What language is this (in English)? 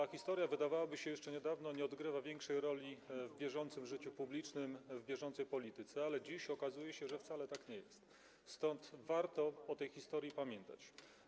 Polish